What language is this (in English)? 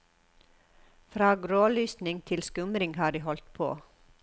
Norwegian